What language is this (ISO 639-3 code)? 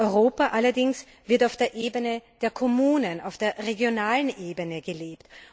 deu